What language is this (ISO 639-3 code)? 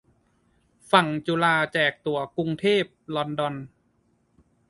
tha